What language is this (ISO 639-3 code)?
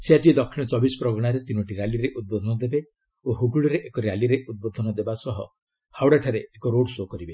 ori